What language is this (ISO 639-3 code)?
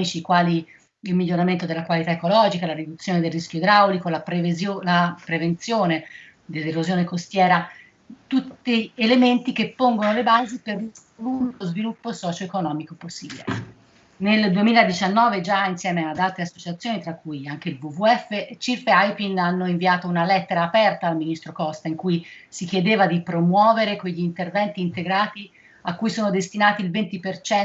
ita